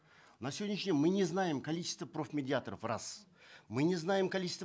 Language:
Kazakh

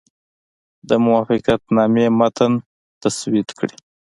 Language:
Pashto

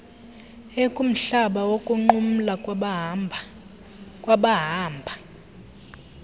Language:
Xhosa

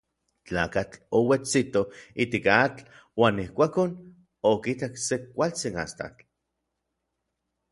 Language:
Orizaba Nahuatl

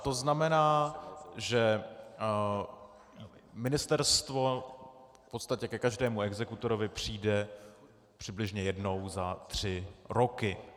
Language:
Czech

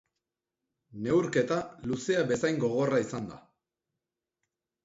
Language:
Basque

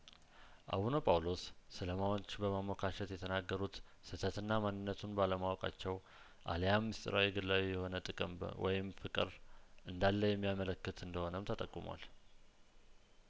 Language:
Amharic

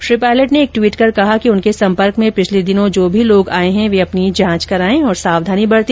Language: Hindi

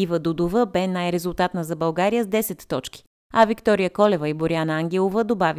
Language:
Bulgarian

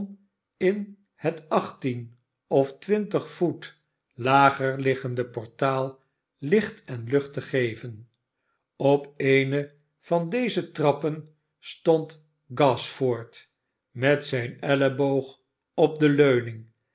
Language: Dutch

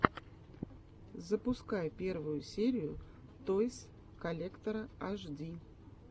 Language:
Russian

